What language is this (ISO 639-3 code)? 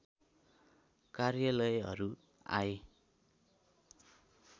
nep